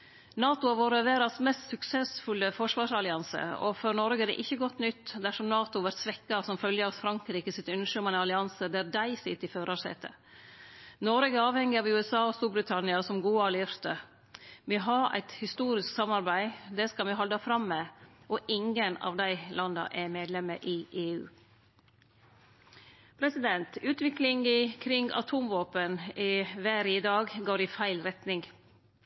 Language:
Norwegian Nynorsk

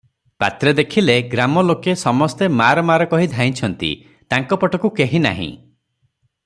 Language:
Odia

